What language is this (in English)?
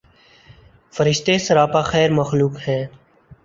Urdu